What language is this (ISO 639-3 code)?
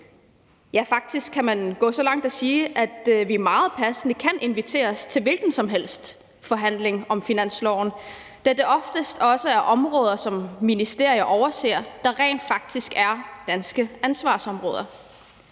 dan